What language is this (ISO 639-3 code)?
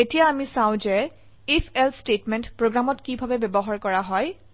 asm